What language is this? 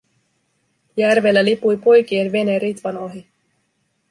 Finnish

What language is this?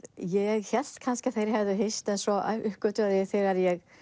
Icelandic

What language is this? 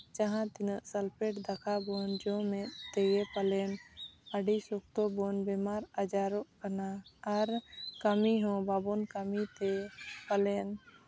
Santali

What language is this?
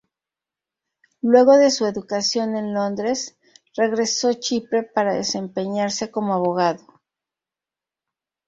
Spanish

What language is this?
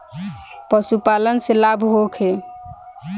Bhojpuri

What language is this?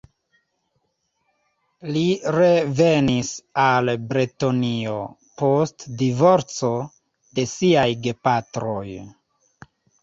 Esperanto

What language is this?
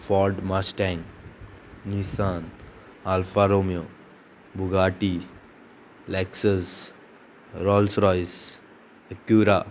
Konkani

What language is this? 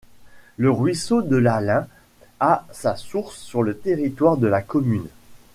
French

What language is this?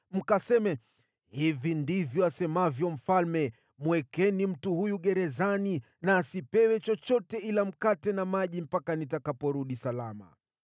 Swahili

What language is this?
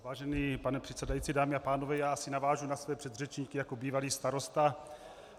Czech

